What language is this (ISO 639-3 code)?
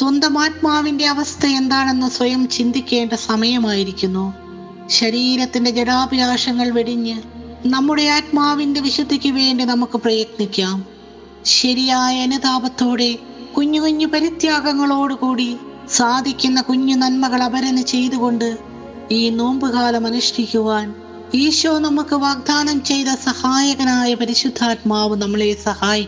mal